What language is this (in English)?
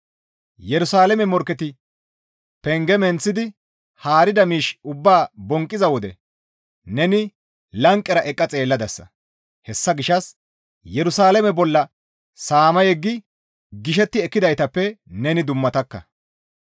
Gamo